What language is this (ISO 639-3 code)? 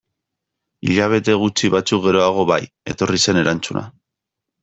eus